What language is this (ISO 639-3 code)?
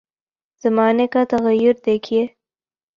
urd